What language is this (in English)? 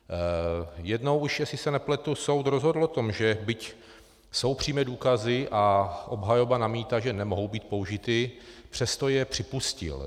Czech